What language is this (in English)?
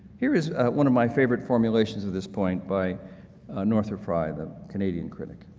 English